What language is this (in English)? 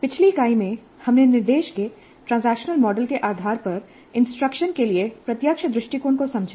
Hindi